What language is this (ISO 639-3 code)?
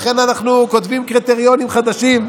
heb